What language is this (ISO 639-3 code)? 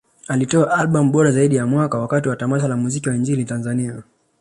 swa